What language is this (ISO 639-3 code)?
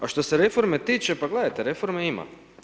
hrv